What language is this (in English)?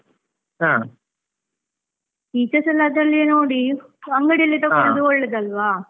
Kannada